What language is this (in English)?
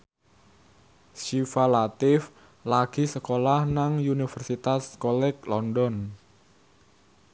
Javanese